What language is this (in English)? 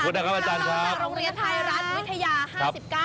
Thai